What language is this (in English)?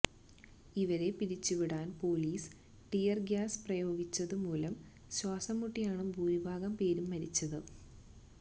Malayalam